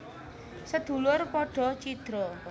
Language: Javanese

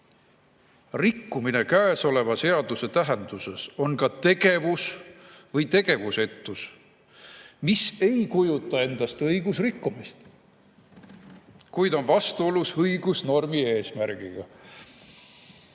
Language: Estonian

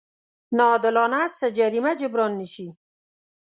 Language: Pashto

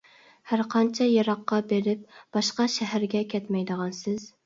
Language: Uyghur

